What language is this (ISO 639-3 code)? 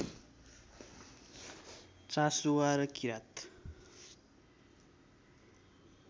nep